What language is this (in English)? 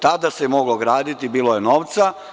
Serbian